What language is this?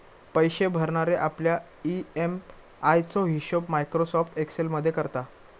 Marathi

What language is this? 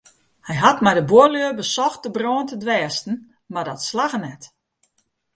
Western Frisian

